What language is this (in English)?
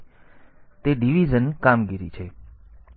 Gujarati